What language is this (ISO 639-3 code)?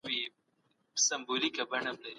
pus